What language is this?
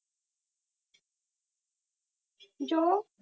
Punjabi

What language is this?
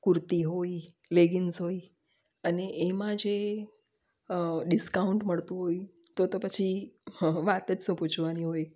Gujarati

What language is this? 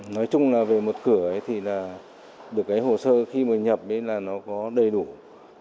Vietnamese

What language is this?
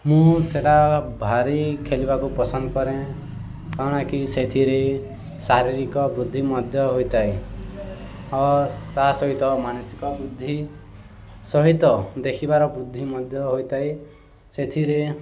Odia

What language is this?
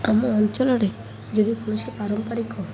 Odia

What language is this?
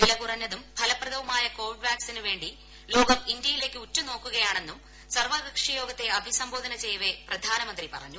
Malayalam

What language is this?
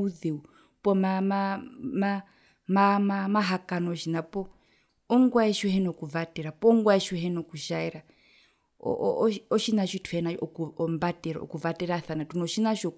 Herero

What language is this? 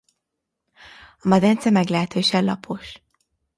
Hungarian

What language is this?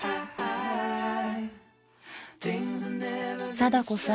Japanese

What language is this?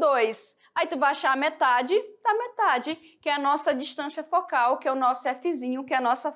Portuguese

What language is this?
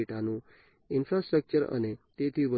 Gujarati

